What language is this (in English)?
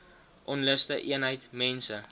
Afrikaans